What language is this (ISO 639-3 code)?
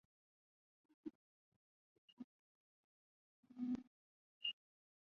zho